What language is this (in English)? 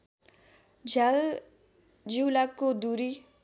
Nepali